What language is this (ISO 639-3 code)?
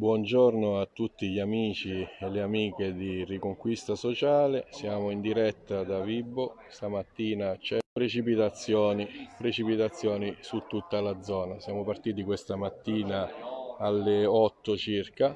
ita